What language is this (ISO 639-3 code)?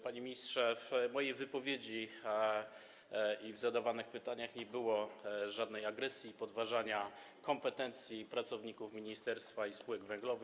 pol